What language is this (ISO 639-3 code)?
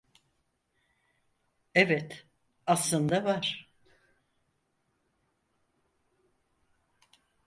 tur